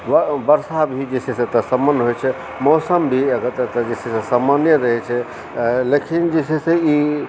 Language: Maithili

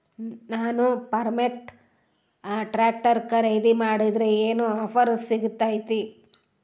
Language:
Kannada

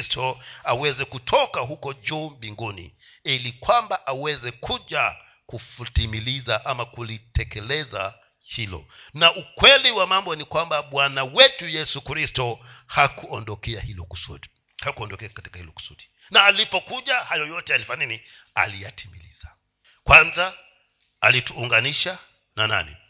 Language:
Swahili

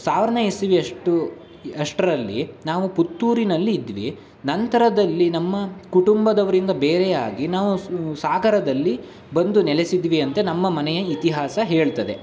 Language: Kannada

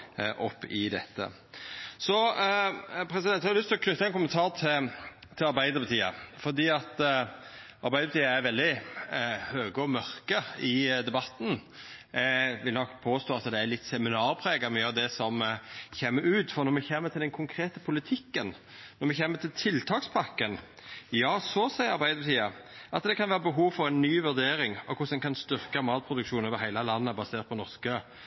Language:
Norwegian Nynorsk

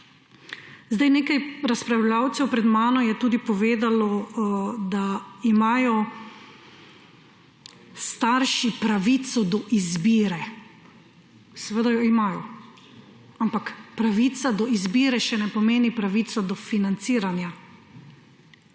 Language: Slovenian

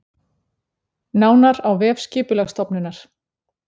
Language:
Icelandic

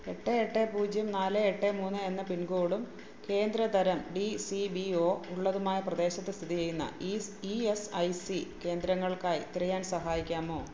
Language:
Malayalam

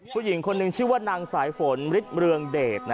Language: Thai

